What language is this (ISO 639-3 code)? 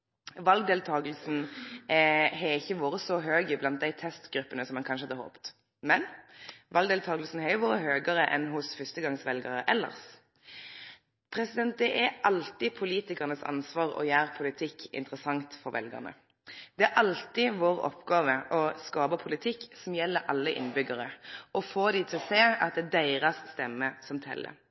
nno